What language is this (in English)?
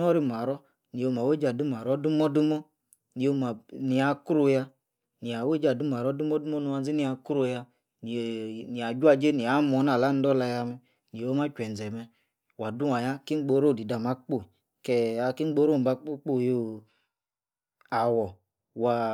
Yace